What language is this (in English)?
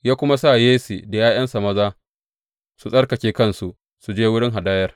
Hausa